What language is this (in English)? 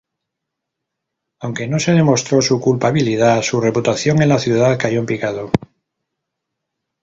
Spanish